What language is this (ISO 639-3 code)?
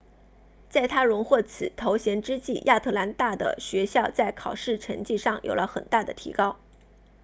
zho